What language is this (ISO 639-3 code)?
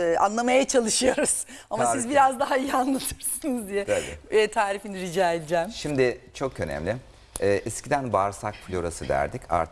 tur